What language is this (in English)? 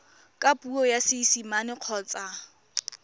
Tswana